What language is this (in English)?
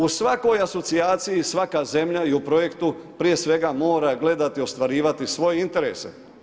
Croatian